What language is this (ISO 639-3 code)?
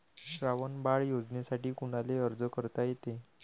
mar